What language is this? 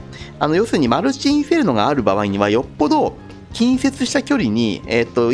Japanese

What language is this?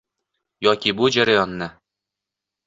Uzbek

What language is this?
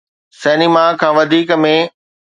Sindhi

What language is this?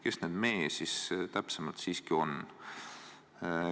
Estonian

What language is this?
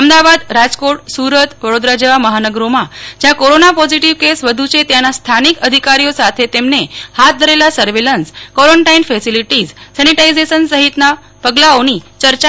Gujarati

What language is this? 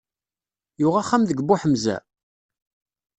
Kabyle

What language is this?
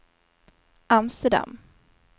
Swedish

